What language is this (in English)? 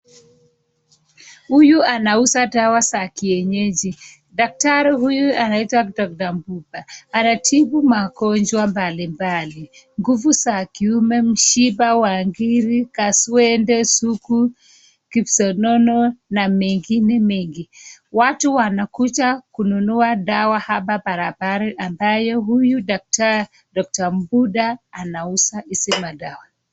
Swahili